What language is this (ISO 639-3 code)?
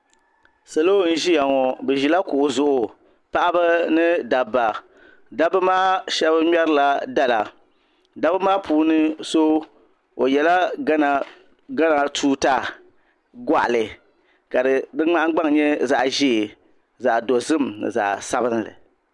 dag